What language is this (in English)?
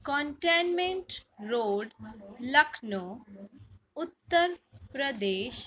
Sindhi